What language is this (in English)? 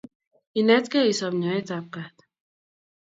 Kalenjin